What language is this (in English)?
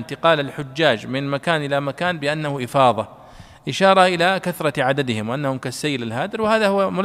Arabic